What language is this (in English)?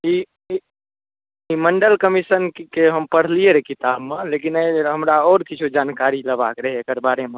Maithili